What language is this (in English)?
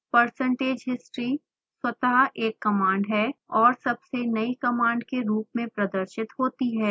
Hindi